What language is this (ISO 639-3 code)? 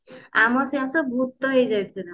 ori